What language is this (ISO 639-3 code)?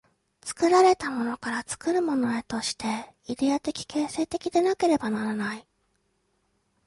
jpn